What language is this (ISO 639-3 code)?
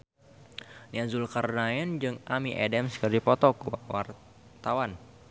sun